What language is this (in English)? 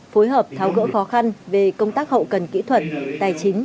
Vietnamese